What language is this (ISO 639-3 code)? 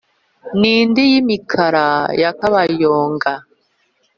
kin